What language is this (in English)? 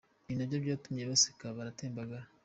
Kinyarwanda